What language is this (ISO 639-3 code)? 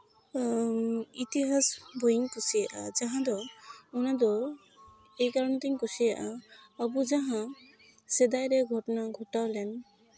sat